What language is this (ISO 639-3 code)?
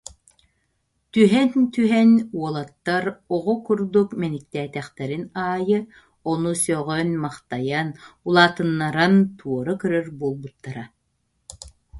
sah